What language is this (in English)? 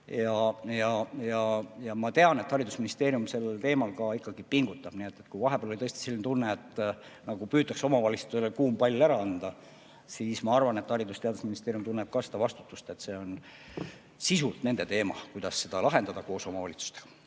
Estonian